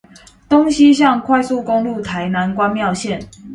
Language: Chinese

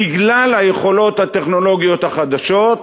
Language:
Hebrew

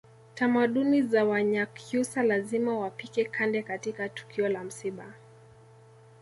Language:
Swahili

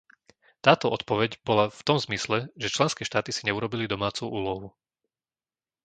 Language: Slovak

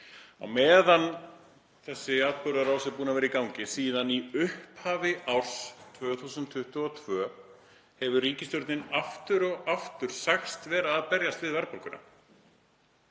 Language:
Icelandic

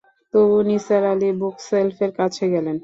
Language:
Bangla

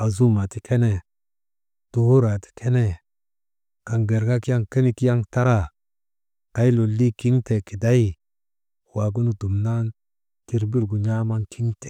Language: Maba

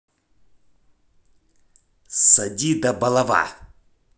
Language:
Russian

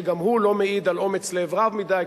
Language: Hebrew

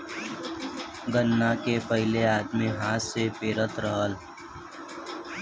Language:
Bhojpuri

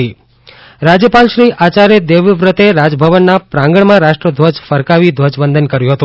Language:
Gujarati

